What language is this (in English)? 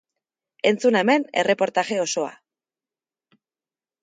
Basque